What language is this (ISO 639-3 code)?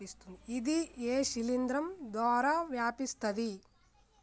tel